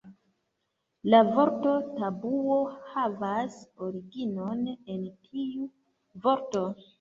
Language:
Esperanto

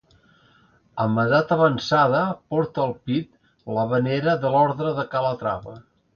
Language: Catalan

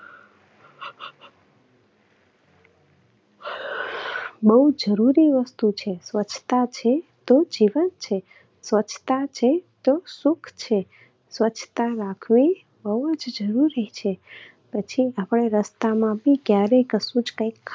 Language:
Gujarati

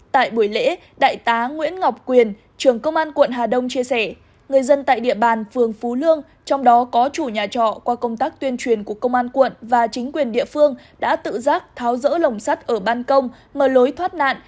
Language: Vietnamese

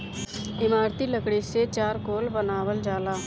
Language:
Bhojpuri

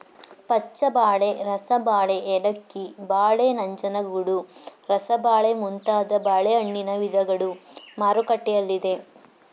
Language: Kannada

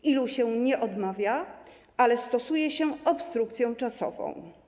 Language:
Polish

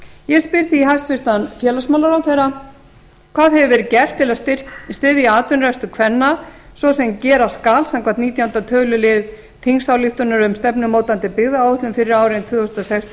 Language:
Icelandic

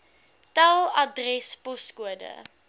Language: Afrikaans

